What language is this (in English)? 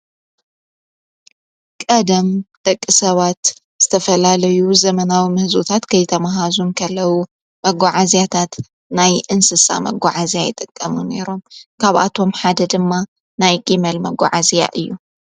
Tigrinya